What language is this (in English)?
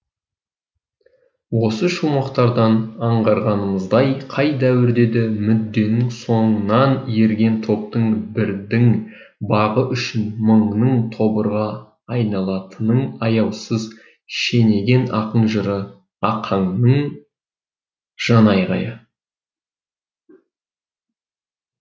Kazakh